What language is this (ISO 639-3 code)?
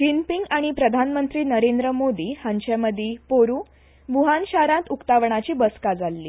kok